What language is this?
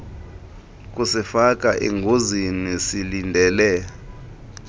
Xhosa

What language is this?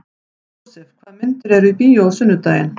Icelandic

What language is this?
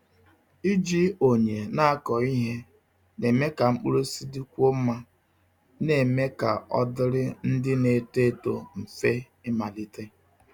Igbo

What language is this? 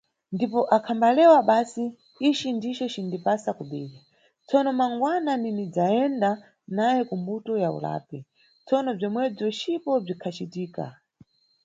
Nyungwe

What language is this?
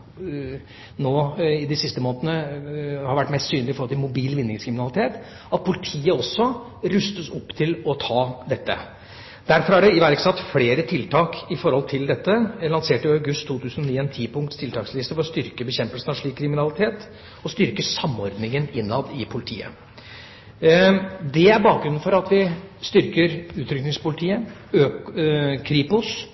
Norwegian Bokmål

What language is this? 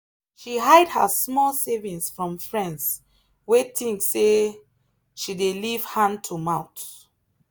Nigerian Pidgin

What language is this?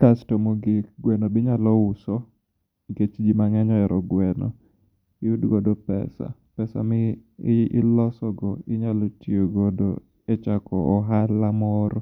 Luo (Kenya and Tanzania)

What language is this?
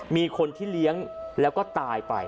Thai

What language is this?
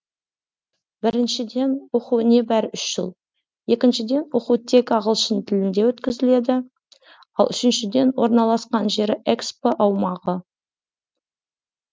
Kazakh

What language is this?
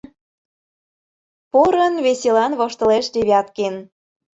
Mari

